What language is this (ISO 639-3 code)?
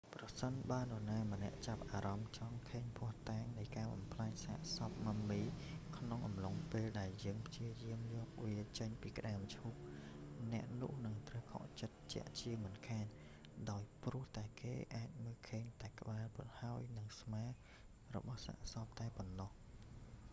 khm